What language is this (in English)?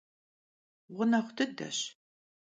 Kabardian